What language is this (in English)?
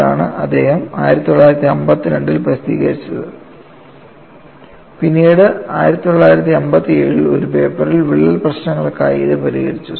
Malayalam